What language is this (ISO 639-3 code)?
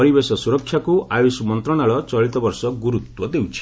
ori